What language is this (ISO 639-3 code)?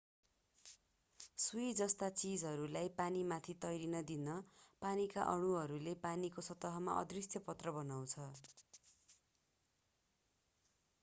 nep